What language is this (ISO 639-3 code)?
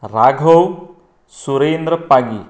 kok